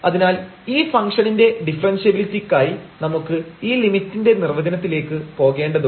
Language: Malayalam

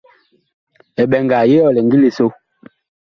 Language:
Bakoko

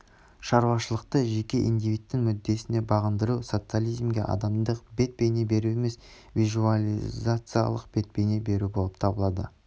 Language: Kazakh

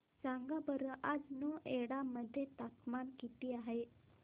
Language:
Marathi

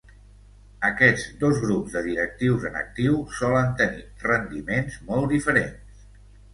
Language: Catalan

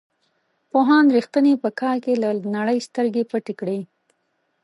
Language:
Pashto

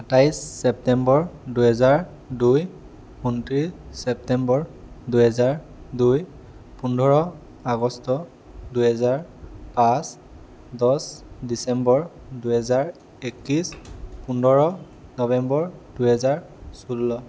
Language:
Assamese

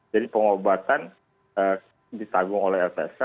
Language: Indonesian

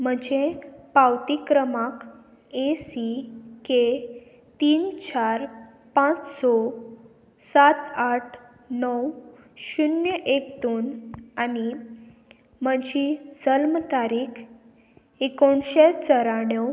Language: Konkani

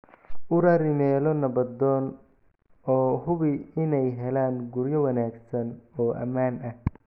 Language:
Somali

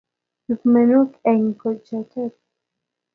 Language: Kalenjin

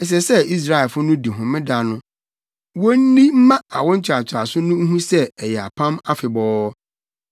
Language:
Akan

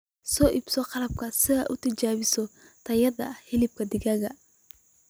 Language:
Somali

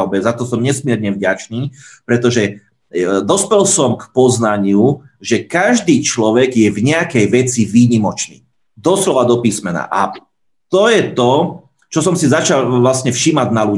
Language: Slovak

